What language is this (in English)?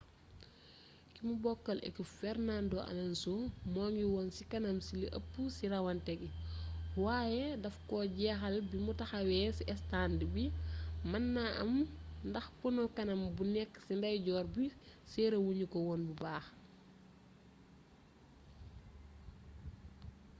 Wolof